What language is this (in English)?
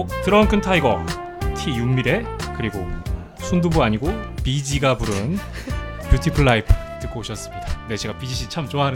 Korean